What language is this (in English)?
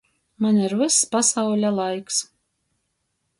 Latgalian